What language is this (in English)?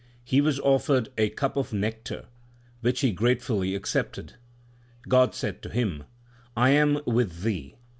English